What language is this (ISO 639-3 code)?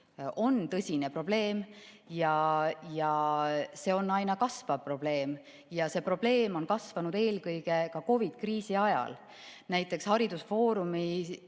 est